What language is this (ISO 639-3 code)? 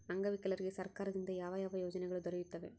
kan